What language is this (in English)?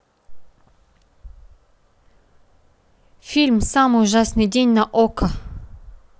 Russian